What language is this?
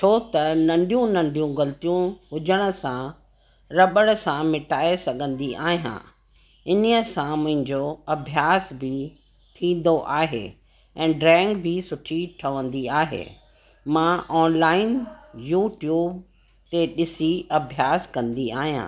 Sindhi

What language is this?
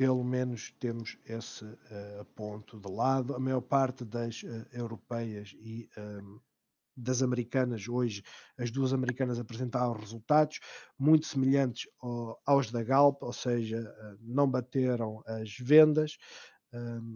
Portuguese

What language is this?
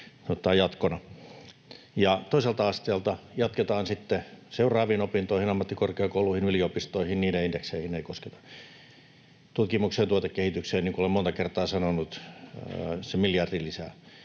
Finnish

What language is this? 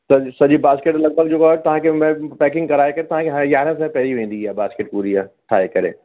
Sindhi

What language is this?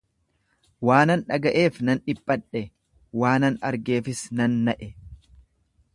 Oromo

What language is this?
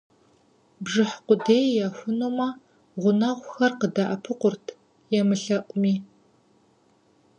Kabardian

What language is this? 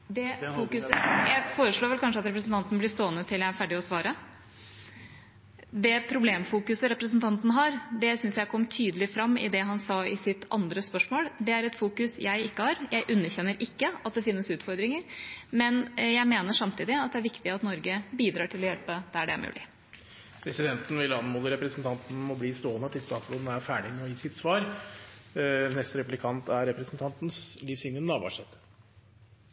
Norwegian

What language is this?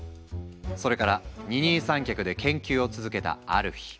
Japanese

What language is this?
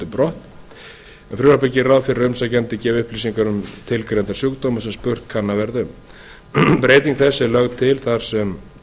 Icelandic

